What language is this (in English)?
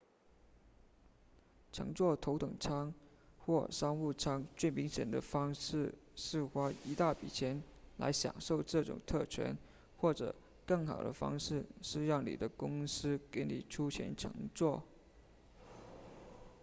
Chinese